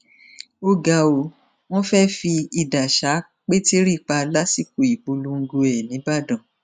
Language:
Yoruba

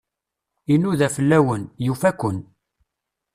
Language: Kabyle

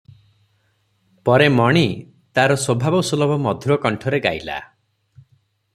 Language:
Odia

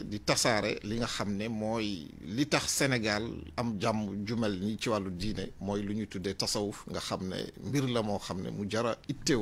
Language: Arabic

